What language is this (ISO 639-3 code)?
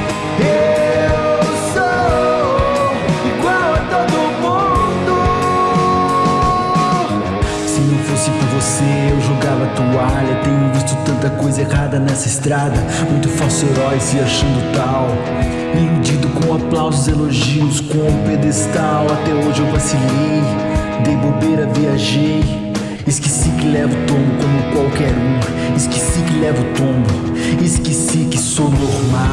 por